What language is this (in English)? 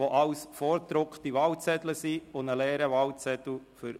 Swiss German